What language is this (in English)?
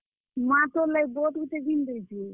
Odia